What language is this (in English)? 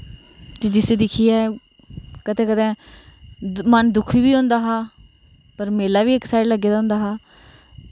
Dogri